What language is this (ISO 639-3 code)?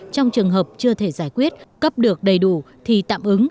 vie